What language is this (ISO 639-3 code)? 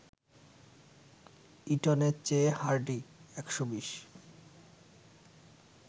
ben